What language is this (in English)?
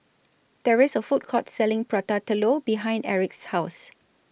English